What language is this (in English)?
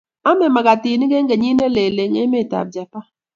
Kalenjin